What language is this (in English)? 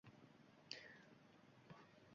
Uzbek